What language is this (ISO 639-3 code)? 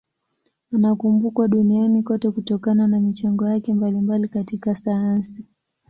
swa